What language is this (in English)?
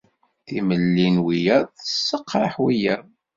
Kabyle